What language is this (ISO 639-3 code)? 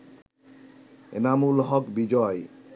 ben